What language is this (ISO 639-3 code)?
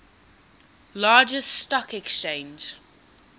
eng